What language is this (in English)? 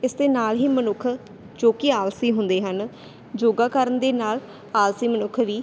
Punjabi